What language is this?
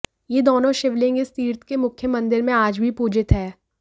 Hindi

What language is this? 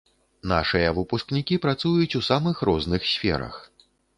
Belarusian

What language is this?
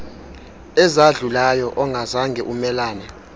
Xhosa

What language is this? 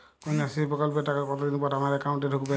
Bangla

